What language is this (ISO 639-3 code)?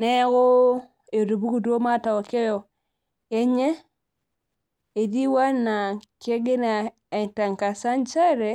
mas